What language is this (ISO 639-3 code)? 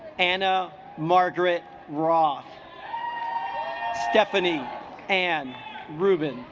eng